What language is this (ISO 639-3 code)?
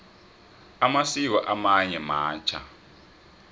nbl